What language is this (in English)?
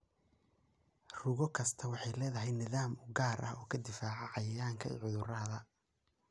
Somali